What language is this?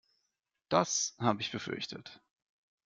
German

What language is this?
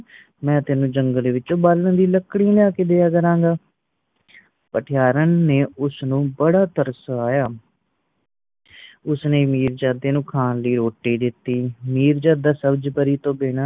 Punjabi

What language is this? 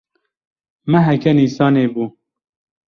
Kurdish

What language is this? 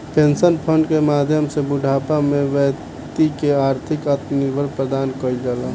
Bhojpuri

